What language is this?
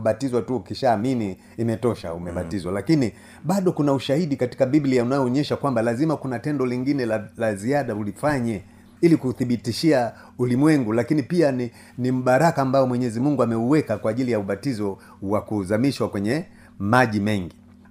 Swahili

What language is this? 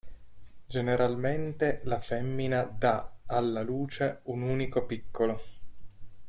Italian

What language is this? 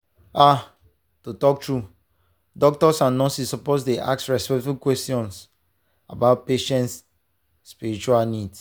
Nigerian Pidgin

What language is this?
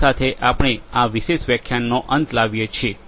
Gujarati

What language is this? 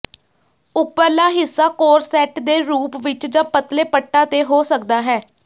Punjabi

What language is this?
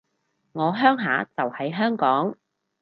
Cantonese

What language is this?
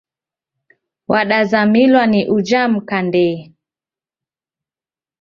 Taita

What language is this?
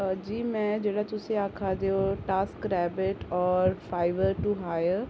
Dogri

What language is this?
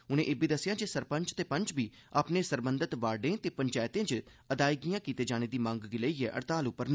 Dogri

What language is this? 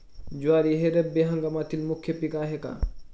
Marathi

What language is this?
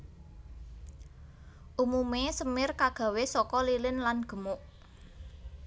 Javanese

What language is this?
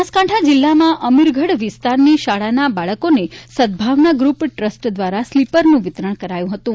Gujarati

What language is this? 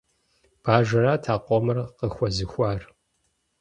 Kabardian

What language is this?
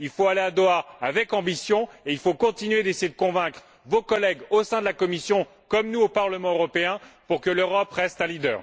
French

